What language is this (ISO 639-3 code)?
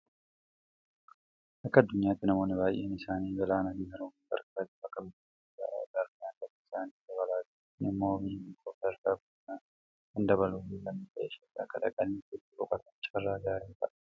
orm